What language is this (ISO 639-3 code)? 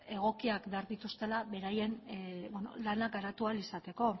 eus